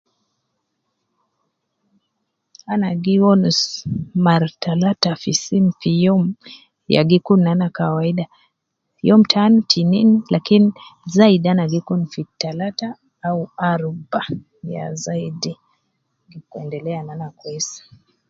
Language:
Nubi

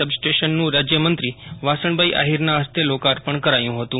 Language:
Gujarati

